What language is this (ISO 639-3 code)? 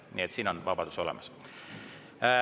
est